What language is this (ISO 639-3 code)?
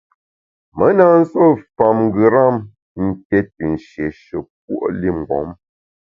bax